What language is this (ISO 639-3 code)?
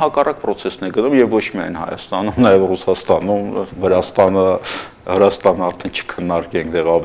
tur